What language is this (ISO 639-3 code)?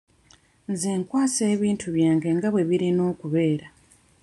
lug